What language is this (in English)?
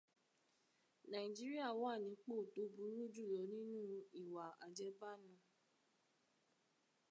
Yoruba